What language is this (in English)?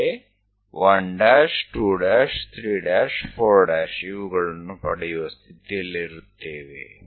Kannada